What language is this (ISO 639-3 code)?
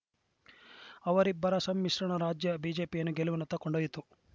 kan